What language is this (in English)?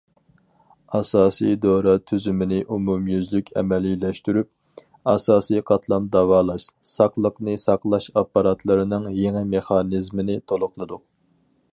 Uyghur